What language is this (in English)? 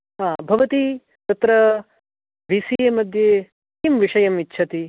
Sanskrit